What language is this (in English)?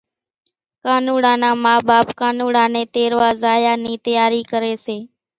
Kachi Koli